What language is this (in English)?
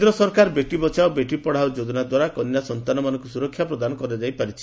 Odia